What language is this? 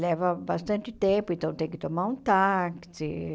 Portuguese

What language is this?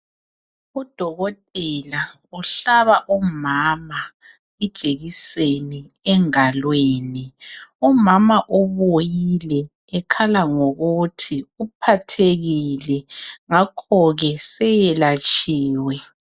North Ndebele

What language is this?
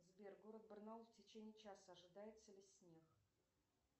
Russian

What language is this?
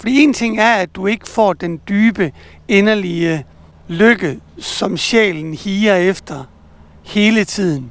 Danish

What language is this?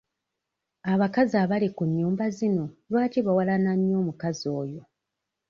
Ganda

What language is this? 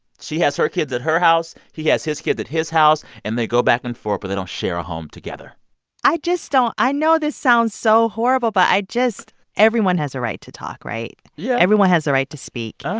English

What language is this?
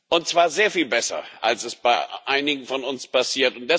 German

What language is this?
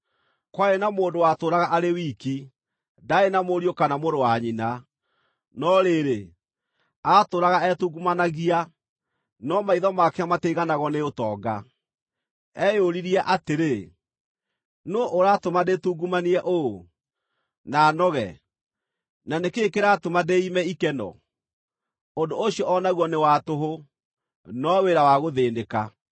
Kikuyu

